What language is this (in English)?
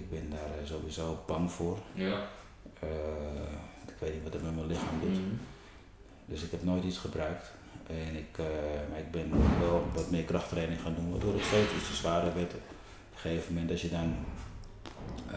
Dutch